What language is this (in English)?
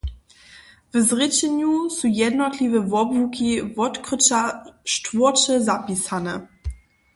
Upper Sorbian